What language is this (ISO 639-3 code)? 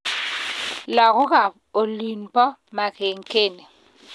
kln